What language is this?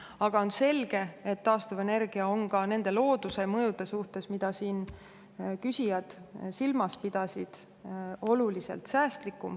Estonian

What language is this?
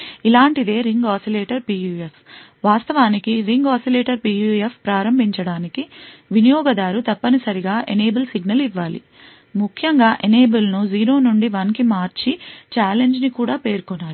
Telugu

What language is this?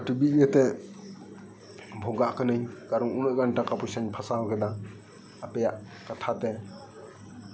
Santali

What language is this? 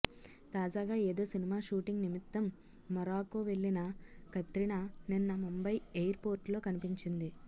Telugu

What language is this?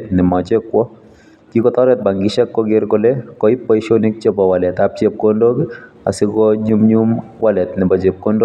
Kalenjin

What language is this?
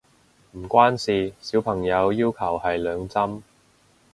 Cantonese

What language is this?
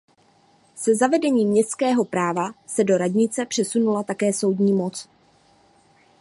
Czech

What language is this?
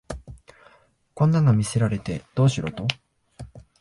Japanese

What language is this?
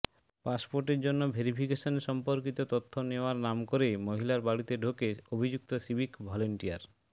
Bangla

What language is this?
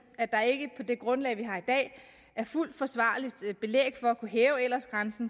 Danish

